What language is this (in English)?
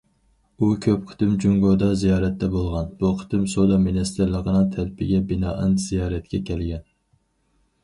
Uyghur